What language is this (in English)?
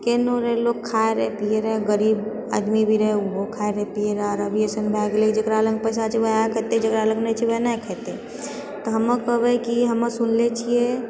Maithili